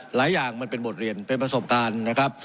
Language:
Thai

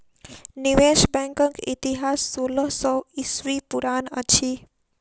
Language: Maithili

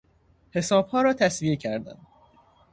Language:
Persian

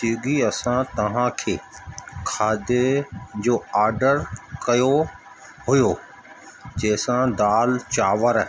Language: Sindhi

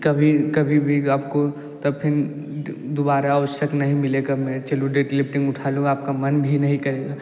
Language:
Hindi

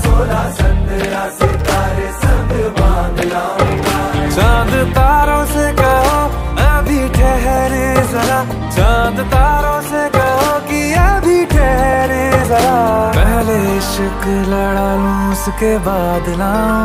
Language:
Arabic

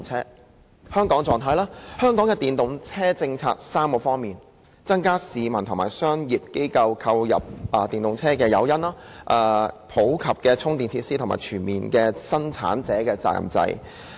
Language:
Cantonese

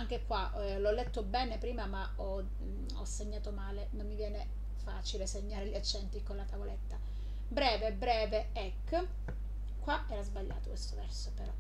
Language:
Italian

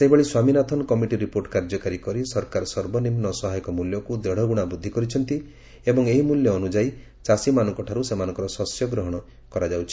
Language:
Odia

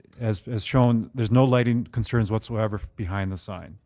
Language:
English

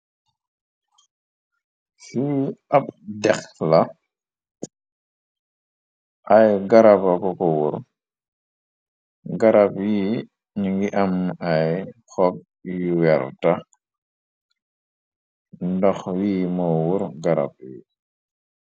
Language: Wolof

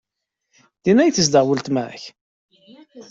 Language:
Kabyle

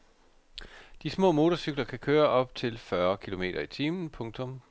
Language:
Danish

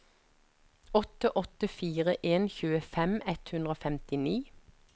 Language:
Norwegian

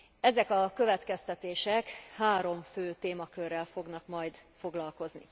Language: Hungarian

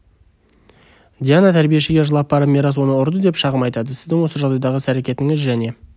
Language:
Kazakh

